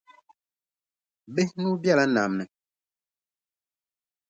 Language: Dagbani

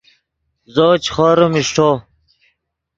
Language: Yidgha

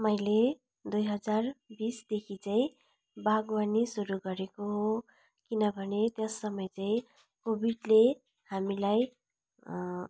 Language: Nepali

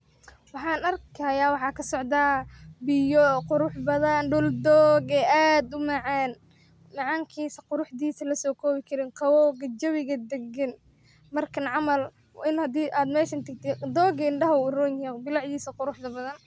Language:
Somali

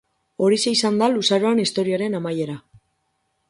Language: Basque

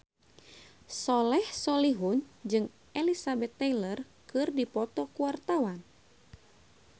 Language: Sundanese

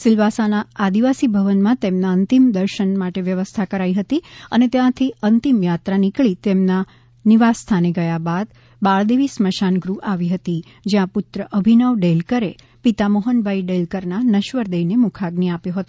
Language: Gujarati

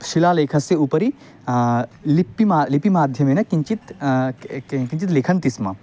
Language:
Sanskrit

